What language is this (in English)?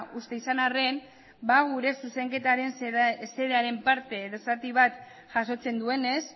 Basque